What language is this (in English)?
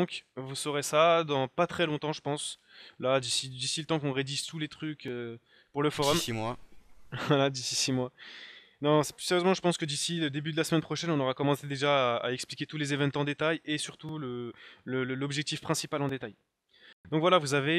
French